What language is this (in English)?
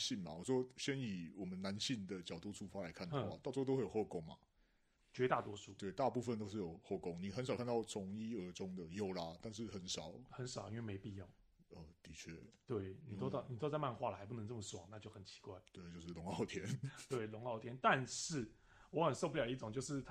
Chinese